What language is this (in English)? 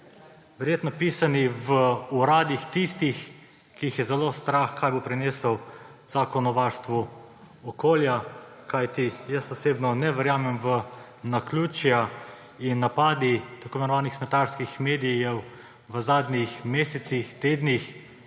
Slovenian